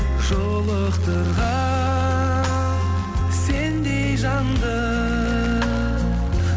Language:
Kazakh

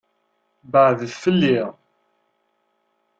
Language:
Kabyle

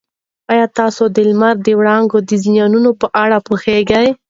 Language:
Pashto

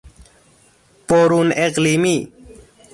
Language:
Persian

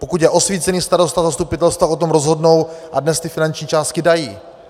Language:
Czech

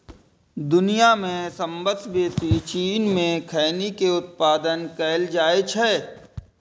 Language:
Maithili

